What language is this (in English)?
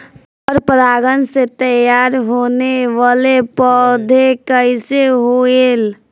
Bhojpuri